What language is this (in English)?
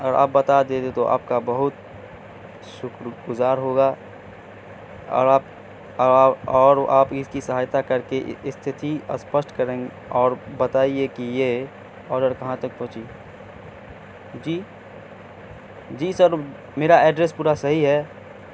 Urdu